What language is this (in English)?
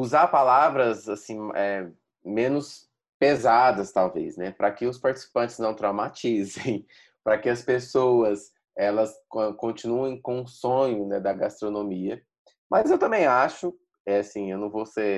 Portuguese